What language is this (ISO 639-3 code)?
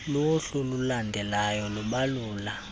xho